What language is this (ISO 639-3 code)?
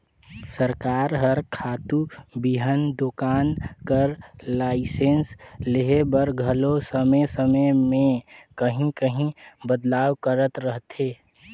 hne